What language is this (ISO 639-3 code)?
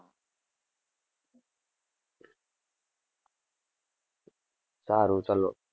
guj